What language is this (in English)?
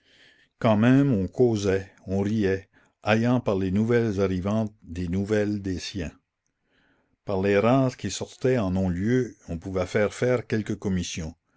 French